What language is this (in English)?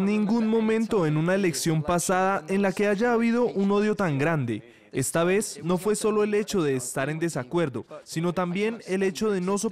Spanish